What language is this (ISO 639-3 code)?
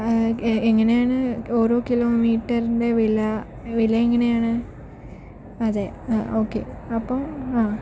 mal